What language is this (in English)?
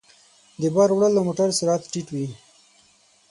Pashto